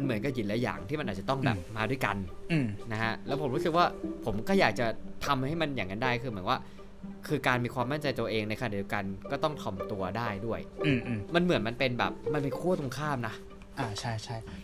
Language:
Thai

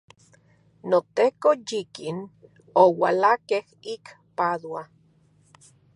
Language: Central Puebla Nahuatl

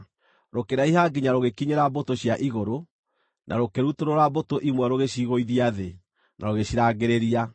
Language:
Kikuyu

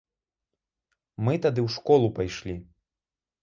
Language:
Belarusian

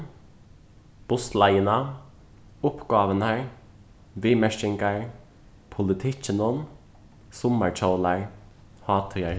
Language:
Faroese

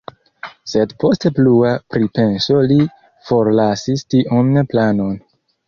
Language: Esperanto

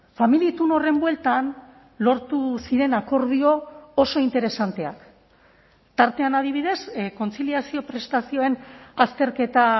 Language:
Basque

